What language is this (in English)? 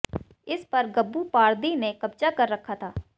Hindi